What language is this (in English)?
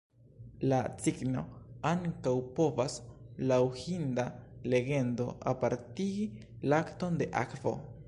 Esperanto